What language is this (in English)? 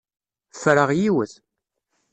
Kabyle